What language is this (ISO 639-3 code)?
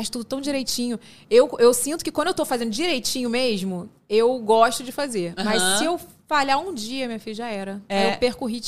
por